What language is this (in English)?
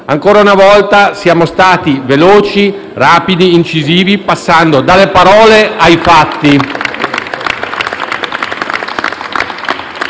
Italian